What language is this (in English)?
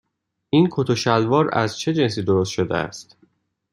Persian